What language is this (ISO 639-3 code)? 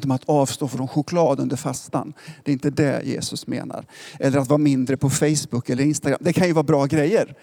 swe